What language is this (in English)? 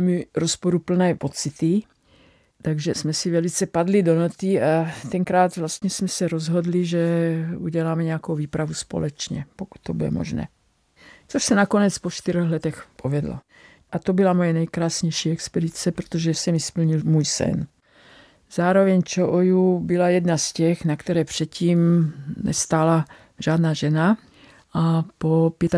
Czech